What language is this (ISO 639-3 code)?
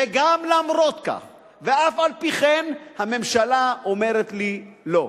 heb